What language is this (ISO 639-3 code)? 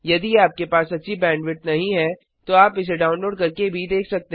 hin